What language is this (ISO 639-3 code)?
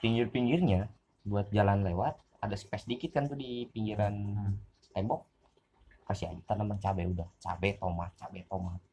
ind